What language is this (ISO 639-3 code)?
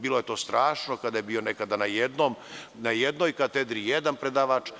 srp